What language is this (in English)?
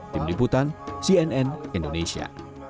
Indonesian